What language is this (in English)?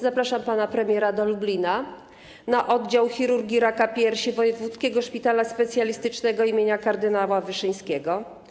Polish